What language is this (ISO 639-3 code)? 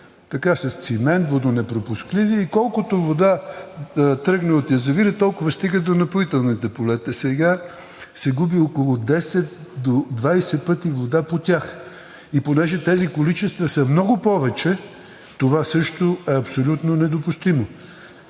bul